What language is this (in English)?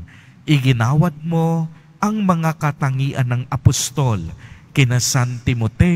Filipino